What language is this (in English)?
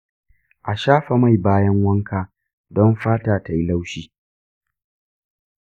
Hausa